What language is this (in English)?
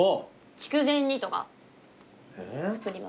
Japanese